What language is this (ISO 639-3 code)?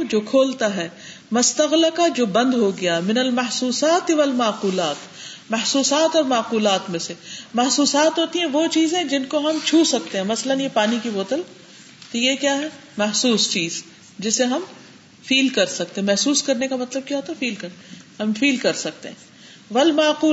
urd